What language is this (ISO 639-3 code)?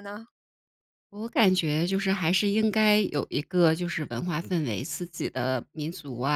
zho